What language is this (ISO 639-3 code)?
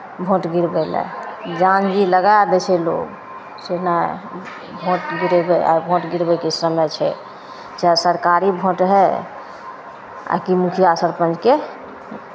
mai